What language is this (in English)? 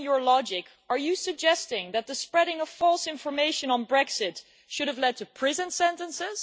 English